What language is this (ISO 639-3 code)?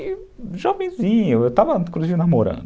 por